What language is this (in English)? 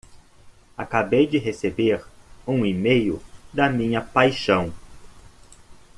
Portuguese